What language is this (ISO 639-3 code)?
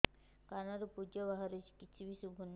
ori